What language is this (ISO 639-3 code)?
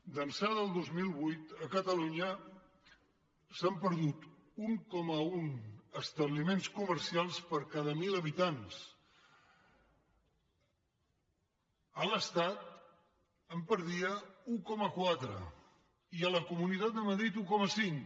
cat